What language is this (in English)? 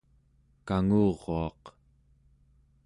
Central Yupik